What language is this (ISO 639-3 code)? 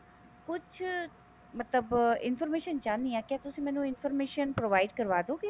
pan